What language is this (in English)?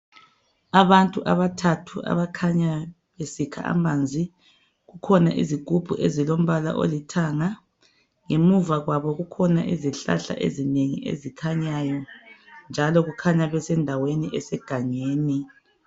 North Ndebele